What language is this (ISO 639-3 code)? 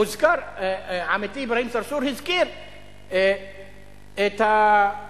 heb